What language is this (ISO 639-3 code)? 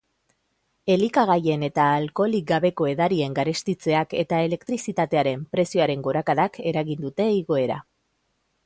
eus